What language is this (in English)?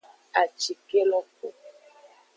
Aja (Benin)